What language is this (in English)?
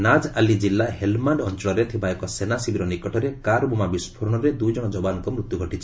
Odia